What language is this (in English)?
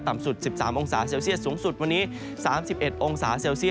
Thai